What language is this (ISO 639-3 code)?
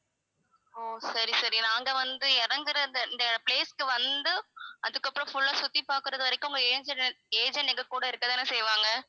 tam